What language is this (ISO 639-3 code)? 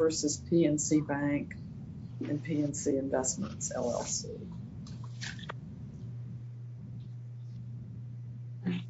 eng